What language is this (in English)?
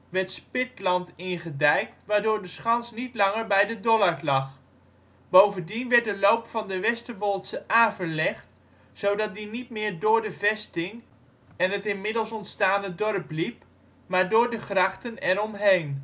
Dutch